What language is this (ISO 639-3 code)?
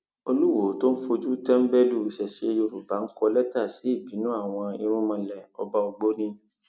yor